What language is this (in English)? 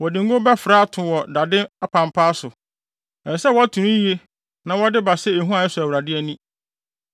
Akan